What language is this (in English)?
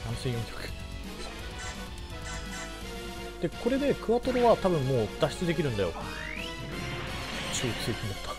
Japanese